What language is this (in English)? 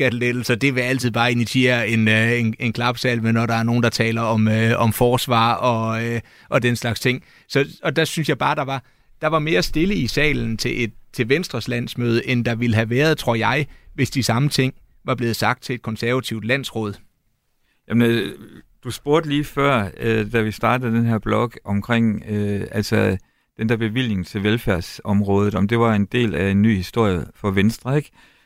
Danish